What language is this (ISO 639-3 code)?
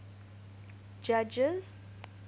eng